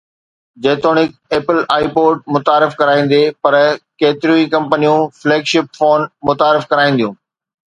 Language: Sindhi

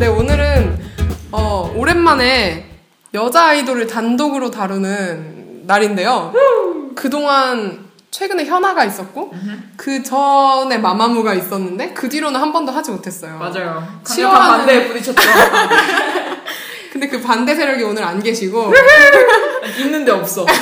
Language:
Korean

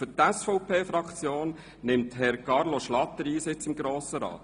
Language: Swiss German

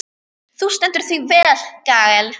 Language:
Icelandic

